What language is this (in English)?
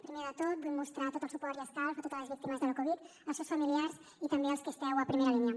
Catalan